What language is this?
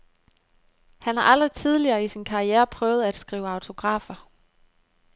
Danish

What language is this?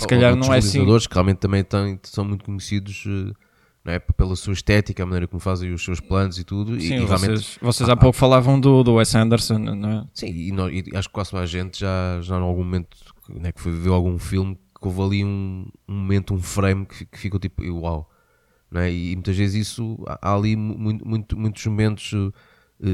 Portuguese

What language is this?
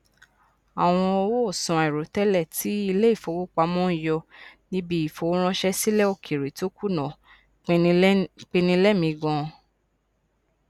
Yoruba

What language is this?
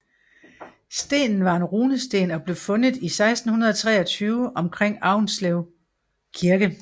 Danish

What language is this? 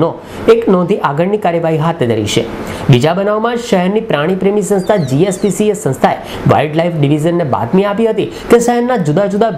Hindi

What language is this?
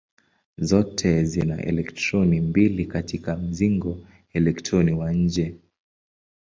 Swahili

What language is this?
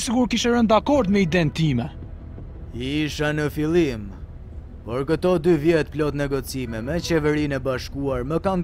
Romanian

